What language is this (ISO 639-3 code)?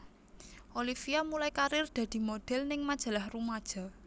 jav